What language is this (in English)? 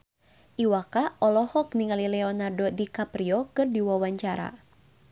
Sundanese